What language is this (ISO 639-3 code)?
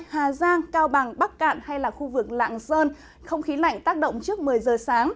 vie